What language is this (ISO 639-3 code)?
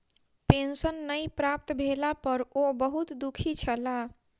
mai